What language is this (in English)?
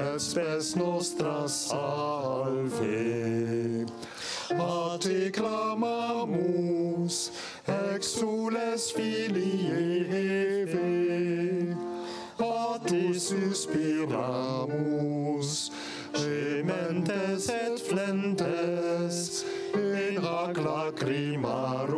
Dutch